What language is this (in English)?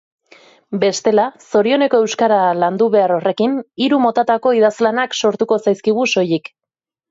Basque